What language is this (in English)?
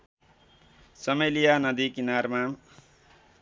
Nepali